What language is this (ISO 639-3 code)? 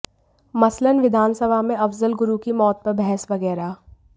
hin